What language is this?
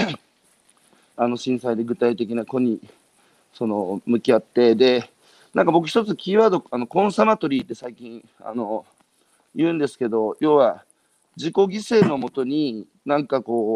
Japanese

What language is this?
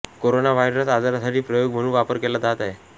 Marathi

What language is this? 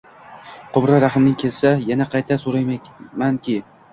Uzbek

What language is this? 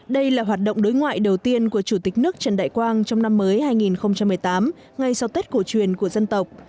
Vietnamese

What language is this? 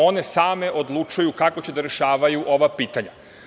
Serbian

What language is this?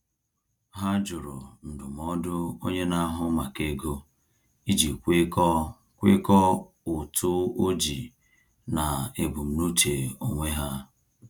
Igbo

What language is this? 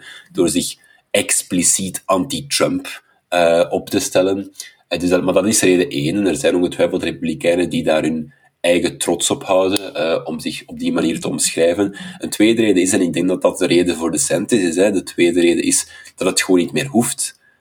Dutch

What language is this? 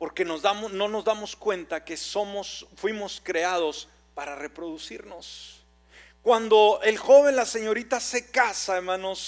Spanish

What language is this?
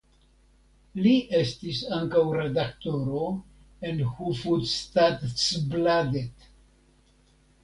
Esperanto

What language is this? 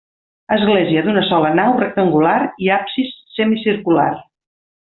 Catalan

